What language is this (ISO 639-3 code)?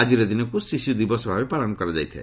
ori